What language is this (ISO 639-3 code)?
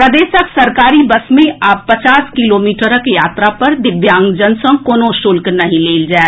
mai